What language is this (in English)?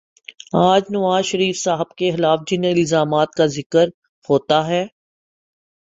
Urdu